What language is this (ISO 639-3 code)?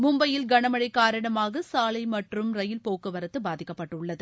tam